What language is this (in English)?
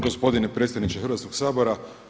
Croatian